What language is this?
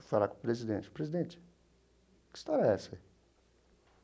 Portuguese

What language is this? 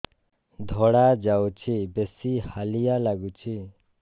Odia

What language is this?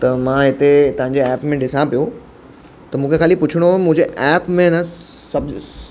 Sindhi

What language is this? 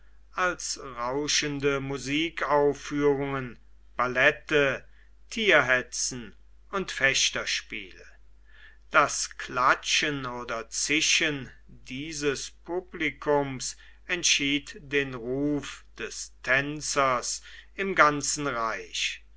German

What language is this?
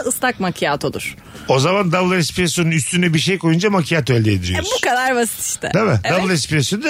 Turkish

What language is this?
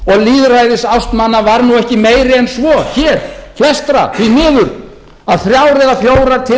Icelandic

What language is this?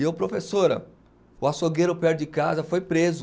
Portuguese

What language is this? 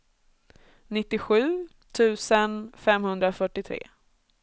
Swedish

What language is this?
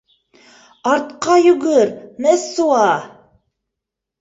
Bashkir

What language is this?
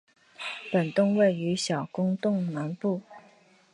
Chinese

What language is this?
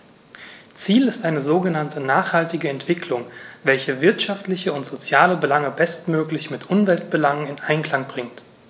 German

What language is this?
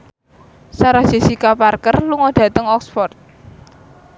Javanese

